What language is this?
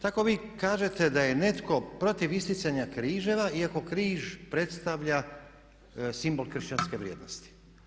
Croatian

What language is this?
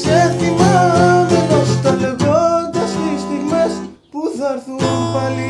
Greek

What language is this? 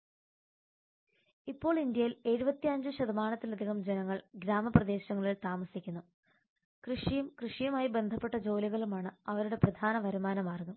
Malayalam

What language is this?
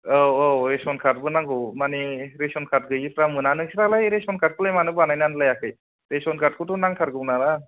Bodo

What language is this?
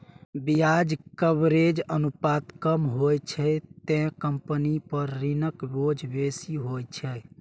Maithili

